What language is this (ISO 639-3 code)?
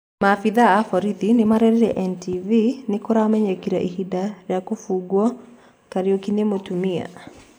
kik